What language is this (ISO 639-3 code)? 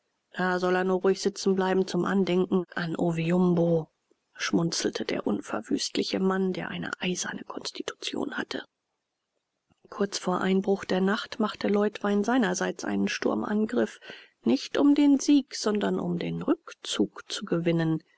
deu